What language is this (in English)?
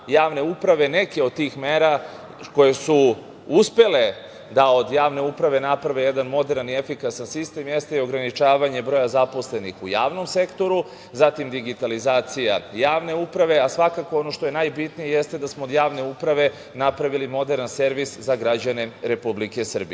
Serbian